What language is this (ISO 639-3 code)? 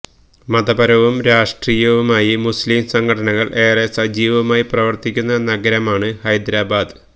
mal